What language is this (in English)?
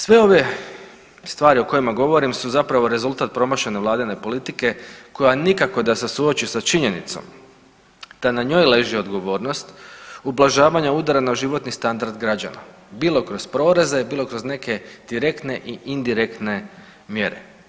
Croatian